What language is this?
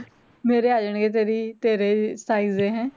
Punjabi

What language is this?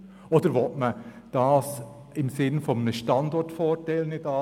Swiss German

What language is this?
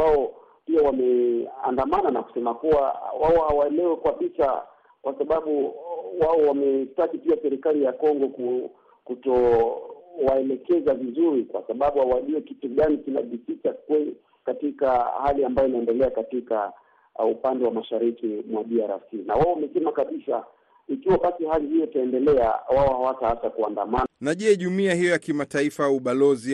Swahili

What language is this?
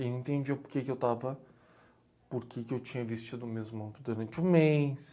Portuguese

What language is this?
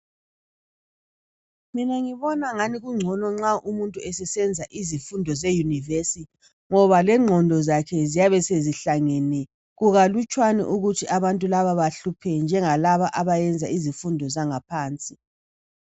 North Ndebele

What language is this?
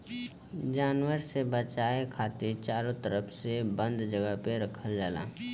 Bhojpuri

